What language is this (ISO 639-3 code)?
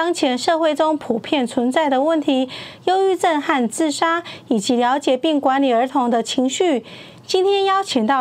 zho